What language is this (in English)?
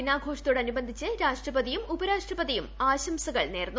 Malayalam